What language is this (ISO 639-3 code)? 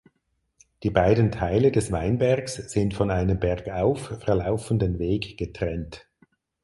deu